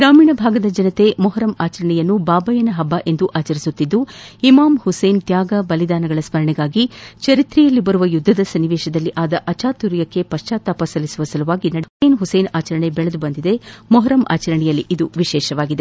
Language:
Kannada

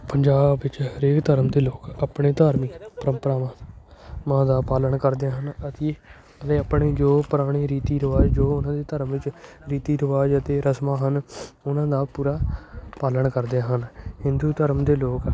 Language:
Punjabi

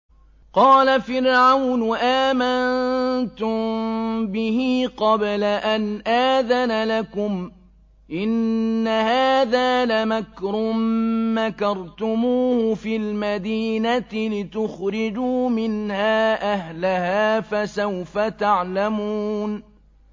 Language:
Arabic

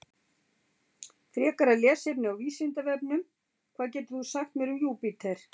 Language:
Icelandic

